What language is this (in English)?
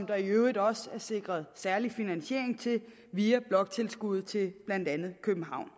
Danish